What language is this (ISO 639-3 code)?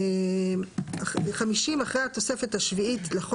heb